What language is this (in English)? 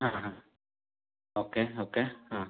Kannada